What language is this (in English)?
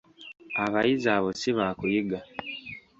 Ganda